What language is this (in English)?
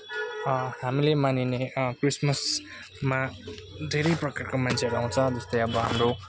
Nepali